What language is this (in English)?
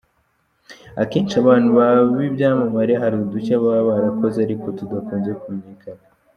Kinyarwanda